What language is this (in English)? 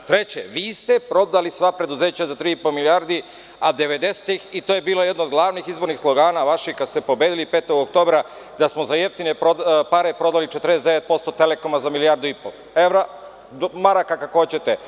Serbian